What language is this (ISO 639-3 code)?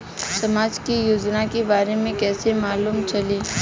bho